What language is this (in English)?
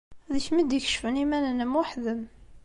Kabyle